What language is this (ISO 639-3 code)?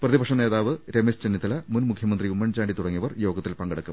mal